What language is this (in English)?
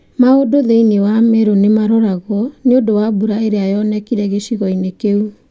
Kikuyu